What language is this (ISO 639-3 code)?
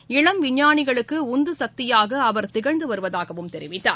tam